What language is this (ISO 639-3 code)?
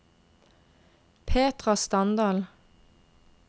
nor